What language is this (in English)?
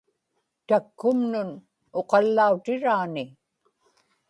Inupiaq